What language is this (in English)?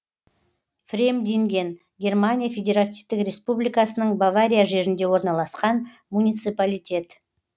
Kazakh